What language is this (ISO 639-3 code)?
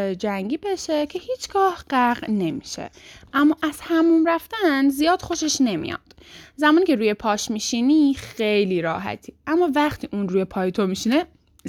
fas